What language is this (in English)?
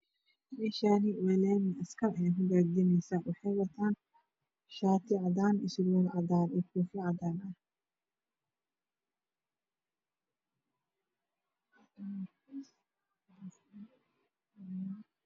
Somali